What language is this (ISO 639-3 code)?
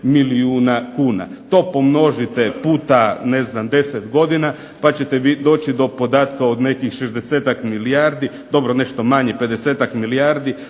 hrv